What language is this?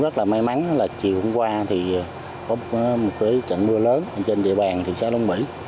Vietnamese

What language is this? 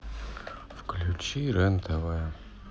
Russian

